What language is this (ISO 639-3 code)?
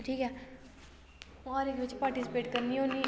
doi